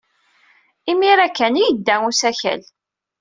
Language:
Kabyle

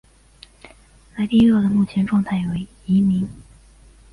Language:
Chinese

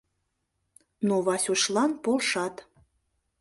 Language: Mari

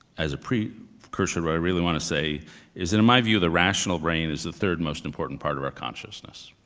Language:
English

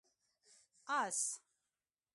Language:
Pashto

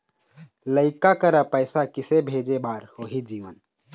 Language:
Chhattisgarhi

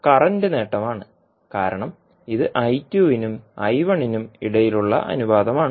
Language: Malayalam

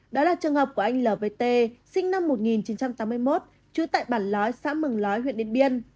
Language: Vietnamese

